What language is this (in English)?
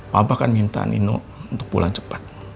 Indonesian